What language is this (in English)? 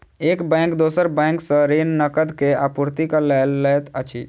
Maithili